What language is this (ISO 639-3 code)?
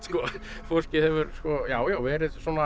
isl